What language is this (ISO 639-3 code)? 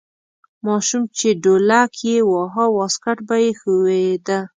pus